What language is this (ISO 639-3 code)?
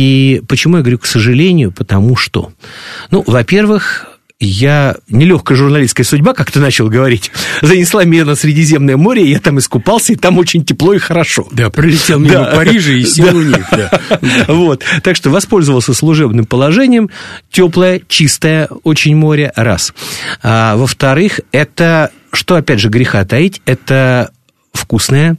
rus